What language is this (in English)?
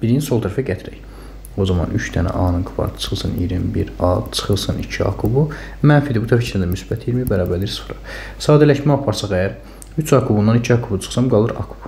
Turkish